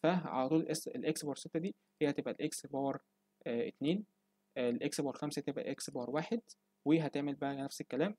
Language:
Arabic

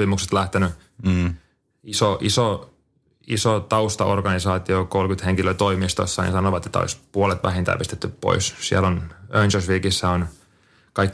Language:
Finnish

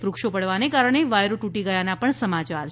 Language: Gujarati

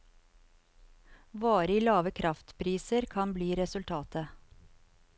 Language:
Norwegian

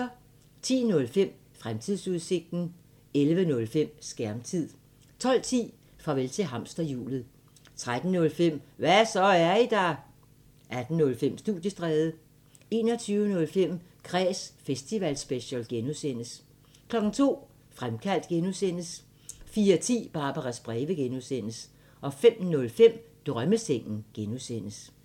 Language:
Danish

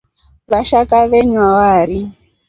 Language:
Rombo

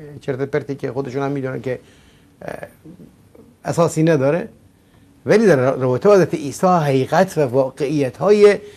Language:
Persian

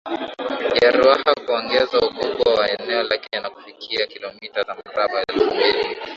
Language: Swahili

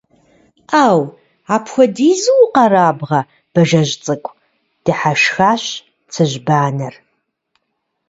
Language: Kabardian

